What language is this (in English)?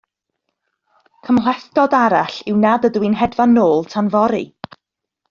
Welsh